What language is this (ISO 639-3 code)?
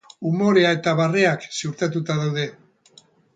eus